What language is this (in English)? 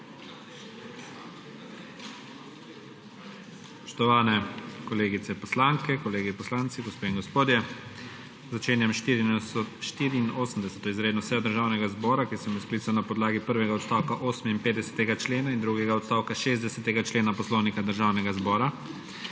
Slovenian